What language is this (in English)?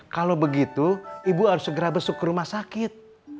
Indonesian